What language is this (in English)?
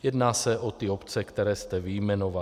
Czech